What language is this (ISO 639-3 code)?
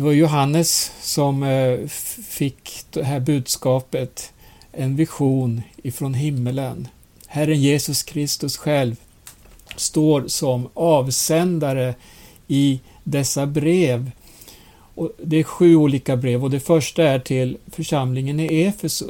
swe